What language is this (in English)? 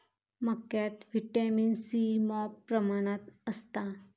Marathi